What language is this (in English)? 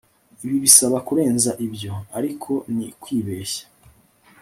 Kinyarwanda